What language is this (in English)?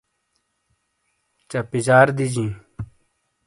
Shina